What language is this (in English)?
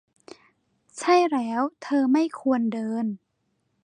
Thai